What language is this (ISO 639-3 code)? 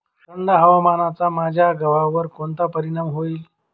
mar